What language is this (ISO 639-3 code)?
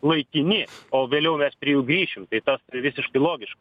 lit